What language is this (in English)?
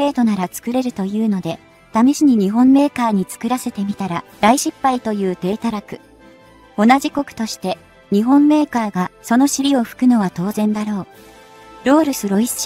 Japanese